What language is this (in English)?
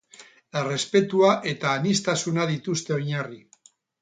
Basque